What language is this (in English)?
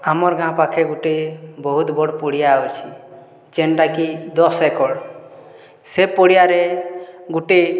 Odia